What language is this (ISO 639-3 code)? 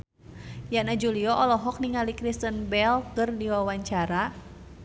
sun